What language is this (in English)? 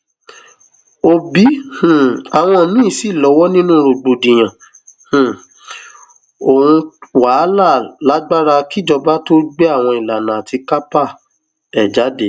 Yoruba